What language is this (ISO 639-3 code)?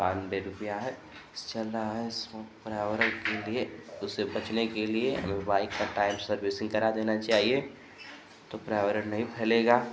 hin